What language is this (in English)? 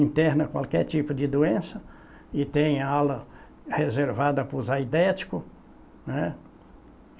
Portuguese